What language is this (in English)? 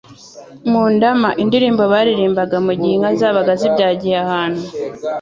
Kinyarwanda